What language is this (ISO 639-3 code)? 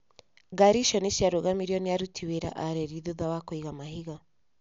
kik